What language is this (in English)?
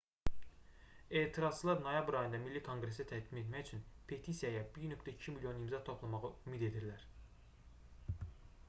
Azerbaijani